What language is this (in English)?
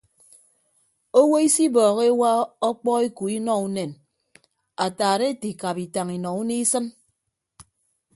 Ibibio